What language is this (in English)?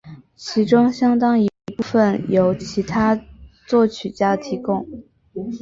Chinese